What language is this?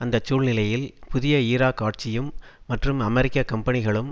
Tamil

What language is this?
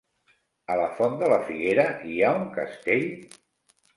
Catalan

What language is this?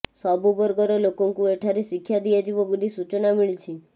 Odia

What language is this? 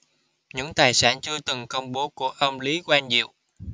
Vietnamese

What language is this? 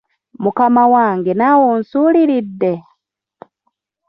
Ganda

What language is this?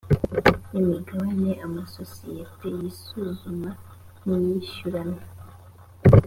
Kinyarwanda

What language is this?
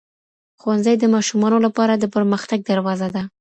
Pashto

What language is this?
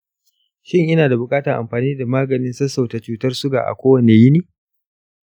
Hausa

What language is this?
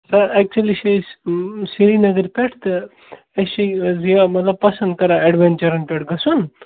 Kashmiri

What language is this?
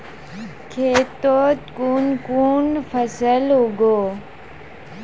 Magahi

